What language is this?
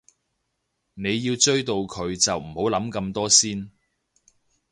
Cantonese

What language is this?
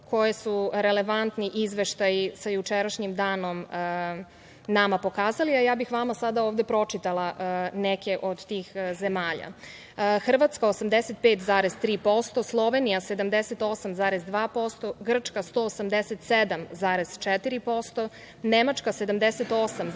Serbian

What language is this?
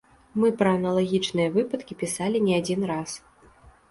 Belarusian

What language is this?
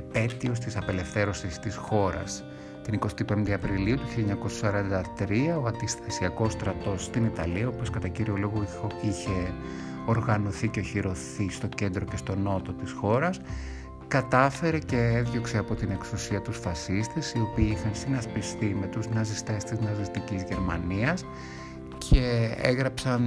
Greek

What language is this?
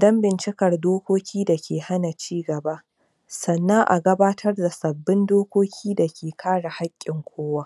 Hausa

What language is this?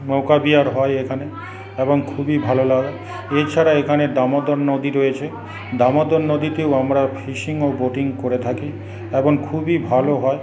Bangla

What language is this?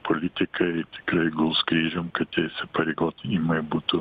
Lithuanian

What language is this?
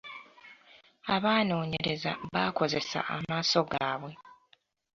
Ganda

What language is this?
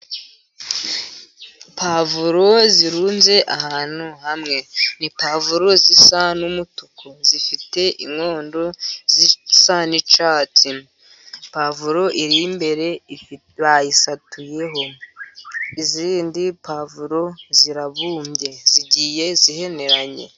Kinyarwanda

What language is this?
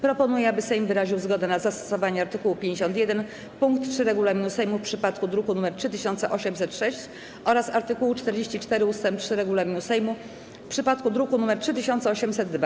Polish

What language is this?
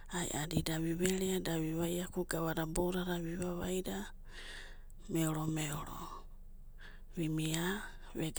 Abadi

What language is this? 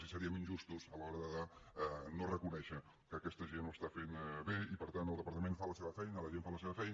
Catalan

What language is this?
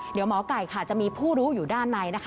Thai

